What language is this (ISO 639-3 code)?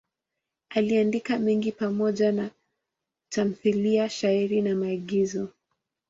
swa